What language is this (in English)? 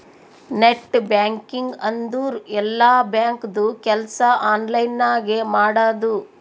Kannada